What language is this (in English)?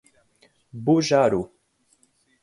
Portuguese